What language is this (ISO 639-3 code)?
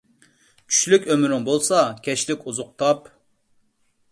uig